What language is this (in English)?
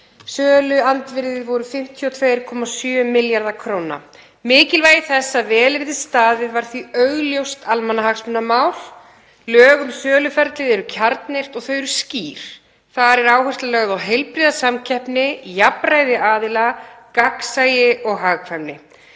Icelandic